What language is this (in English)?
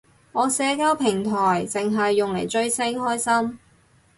Cantonese